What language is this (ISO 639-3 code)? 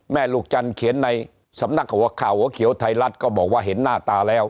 tha